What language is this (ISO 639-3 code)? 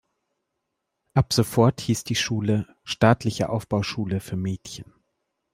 deu